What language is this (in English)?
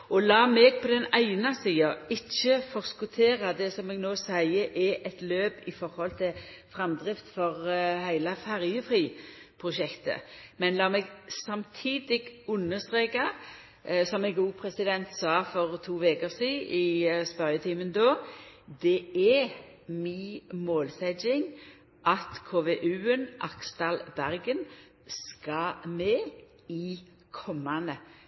Norwegian Nynorsk